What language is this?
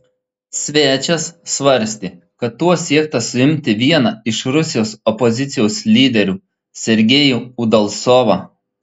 Lithuanian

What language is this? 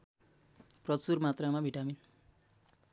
Nepali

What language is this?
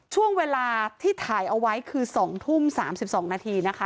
Thai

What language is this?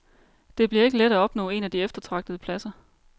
Danish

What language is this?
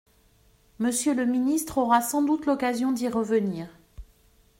French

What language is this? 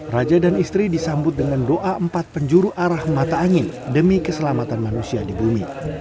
Indonesian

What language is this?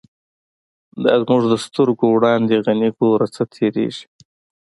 Pashto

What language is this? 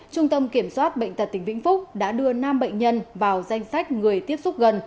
Vietnamese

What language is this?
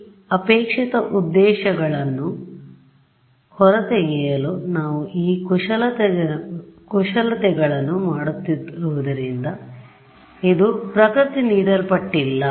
Kannada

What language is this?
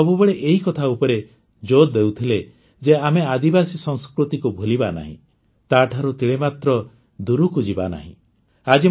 Odia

